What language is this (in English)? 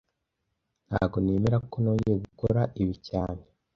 Kinyarwanda